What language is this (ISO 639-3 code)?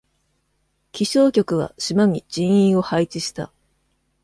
jpn